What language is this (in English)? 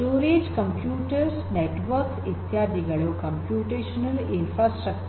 Kannada